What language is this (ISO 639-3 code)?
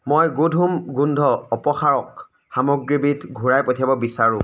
asm